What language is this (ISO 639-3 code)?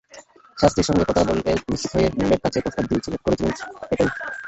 ben